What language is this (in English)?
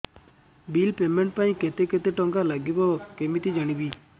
Odia